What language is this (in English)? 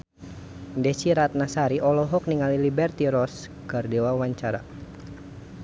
Sundanese